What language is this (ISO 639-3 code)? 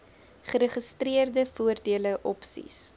afr